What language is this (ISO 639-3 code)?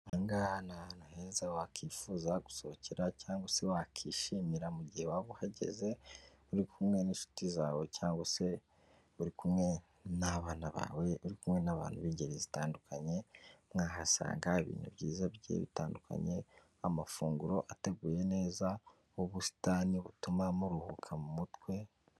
kin